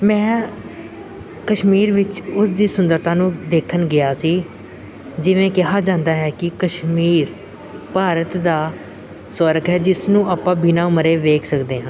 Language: Punjabi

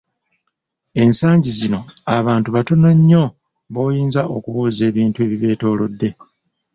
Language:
Ganda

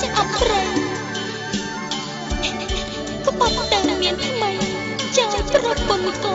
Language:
Vietnamese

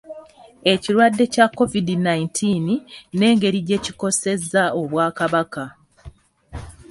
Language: Ganda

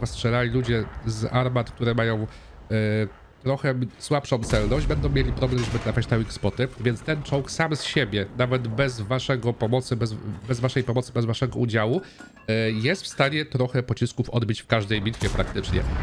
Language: Polish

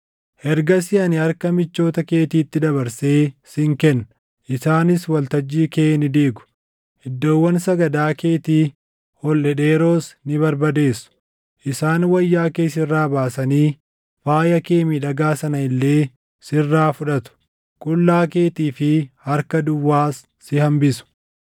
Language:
Oromo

